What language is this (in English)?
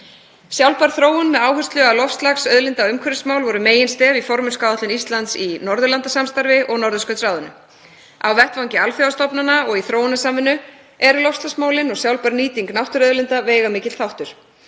Icelandic